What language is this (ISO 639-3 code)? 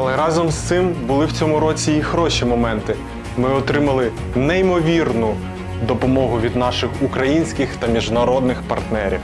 ukr